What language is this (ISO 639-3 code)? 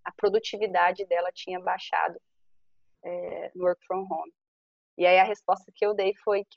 por